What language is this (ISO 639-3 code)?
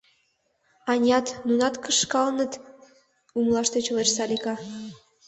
chm